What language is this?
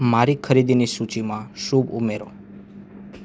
Gujarati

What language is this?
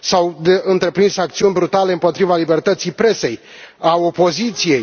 Romanian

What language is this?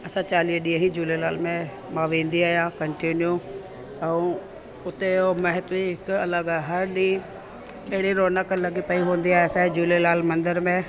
Sindhi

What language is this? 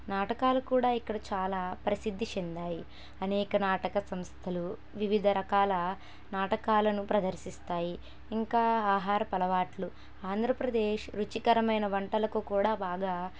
Telugu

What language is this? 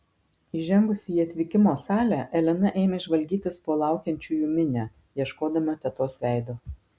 Lithuanian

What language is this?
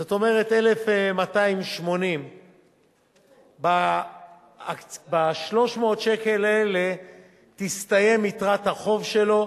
Hebrew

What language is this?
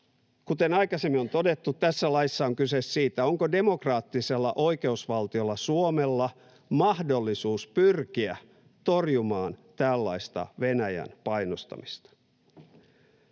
Finnish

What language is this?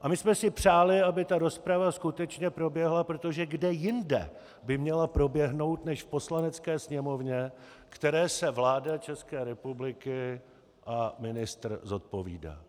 Czech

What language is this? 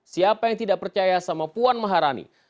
Indonesian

